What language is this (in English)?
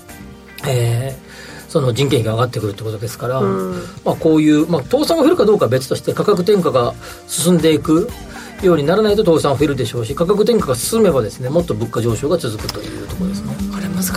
Japanese